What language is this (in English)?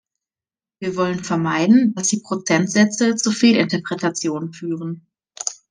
German